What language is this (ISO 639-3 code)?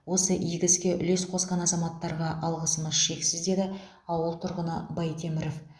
kaz